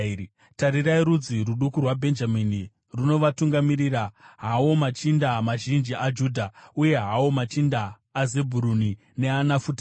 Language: Shona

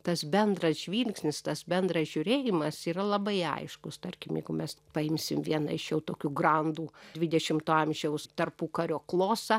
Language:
Lithuanian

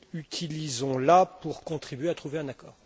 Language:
French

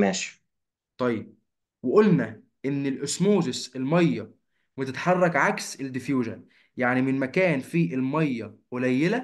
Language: Arabic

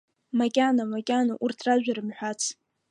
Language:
Abkhazian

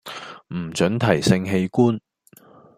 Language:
Cantonese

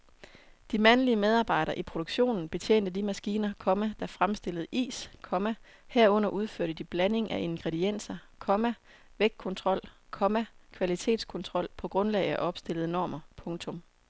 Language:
Danish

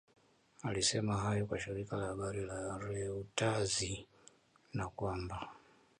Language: Swahili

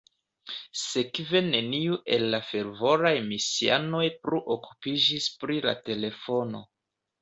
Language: Esperanto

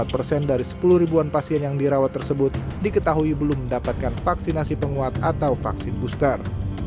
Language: Indonesian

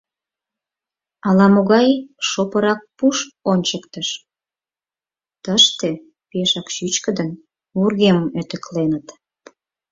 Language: Mari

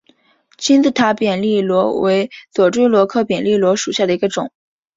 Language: Chinese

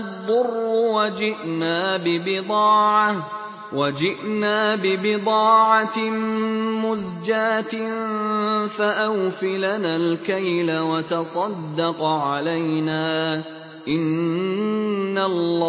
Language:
Arabic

